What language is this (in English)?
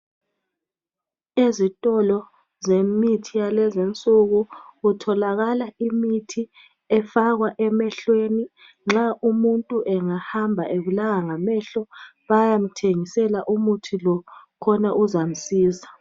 North Ndebele